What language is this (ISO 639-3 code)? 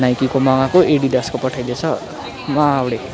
nep